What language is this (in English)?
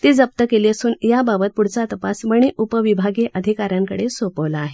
Marathi